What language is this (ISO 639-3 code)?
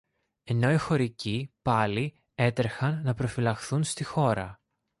ell